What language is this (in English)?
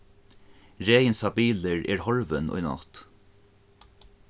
Faroese